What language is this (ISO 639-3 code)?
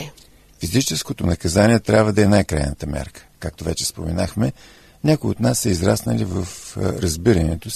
bul